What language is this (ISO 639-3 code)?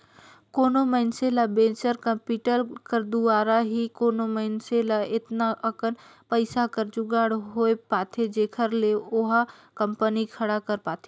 hne